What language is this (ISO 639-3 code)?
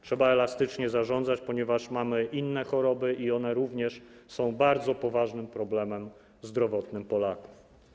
pol